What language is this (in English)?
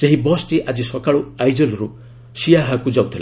Odia